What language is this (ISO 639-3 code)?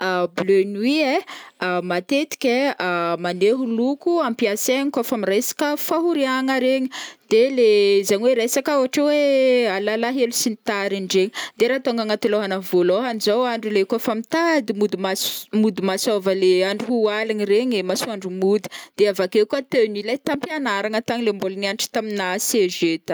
bmm